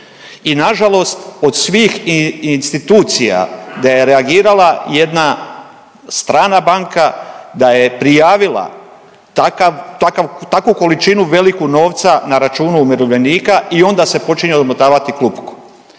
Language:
Croatian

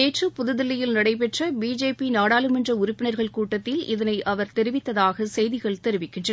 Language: Tamil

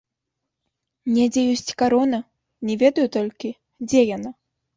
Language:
Belarusian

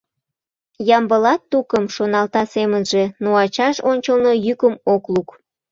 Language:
Mari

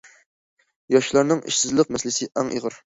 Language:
Uyghur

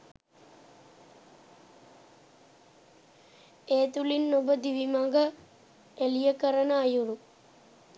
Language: Sinhala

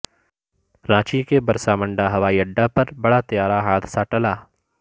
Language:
Urdu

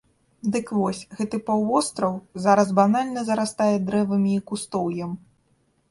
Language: Belarusian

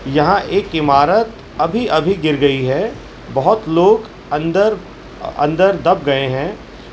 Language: Urdu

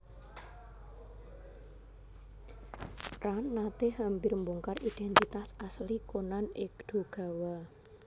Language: Javanese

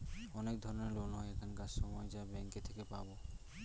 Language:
Bangla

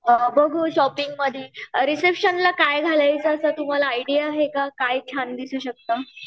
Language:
Marathi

